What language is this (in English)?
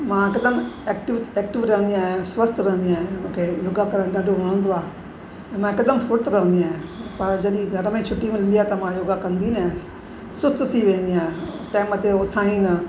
Sindhi